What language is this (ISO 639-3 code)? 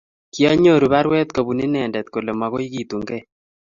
kln